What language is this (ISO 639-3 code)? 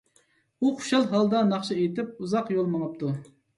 uig